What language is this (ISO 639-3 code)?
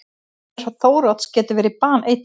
isl